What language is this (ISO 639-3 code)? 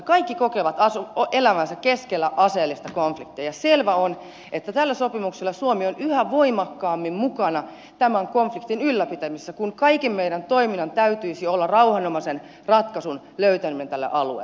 fin